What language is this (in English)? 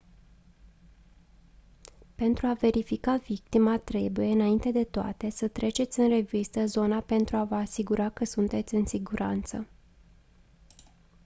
Romanian